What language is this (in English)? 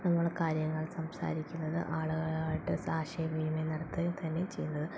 Malayalam